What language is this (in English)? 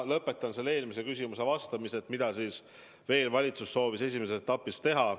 Estonian